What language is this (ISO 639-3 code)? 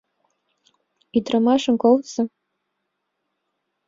chm